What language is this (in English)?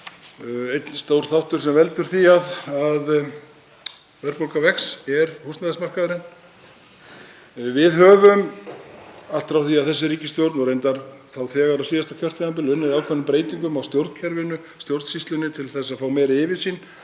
Icelandic